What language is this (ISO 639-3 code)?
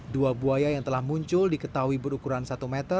ind